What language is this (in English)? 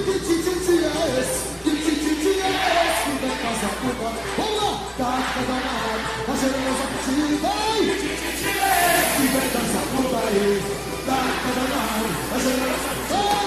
Portuguese